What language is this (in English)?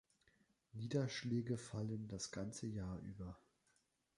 German